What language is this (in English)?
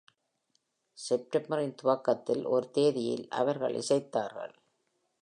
Tamil